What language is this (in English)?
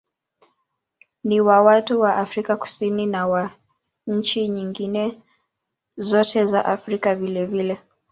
Swahili